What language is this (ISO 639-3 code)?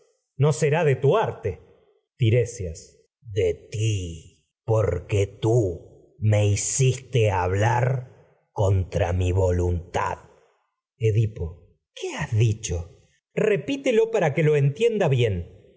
spa